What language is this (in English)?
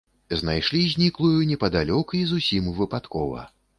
Belarusian